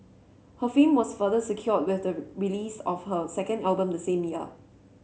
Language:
English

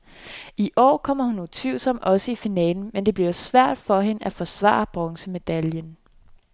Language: Danish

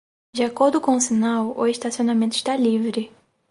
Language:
Portuguese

